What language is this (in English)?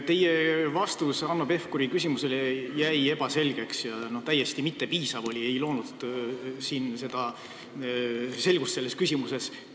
Estonian